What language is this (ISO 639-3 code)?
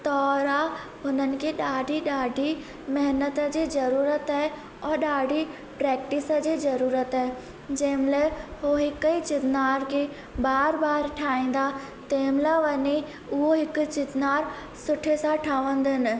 snd